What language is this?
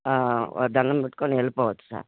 Telugu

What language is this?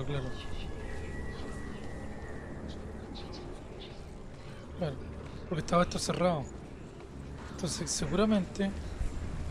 Spanish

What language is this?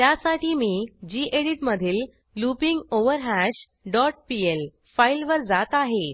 Marathi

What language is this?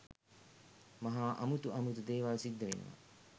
Sinhala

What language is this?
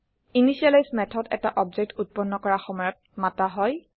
Assamese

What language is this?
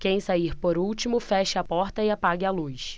Portuguese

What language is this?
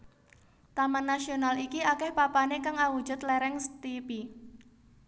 Javanese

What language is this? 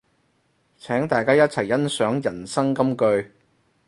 Cantonese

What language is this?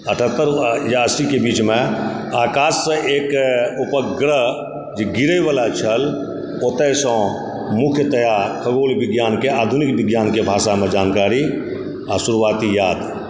Maithili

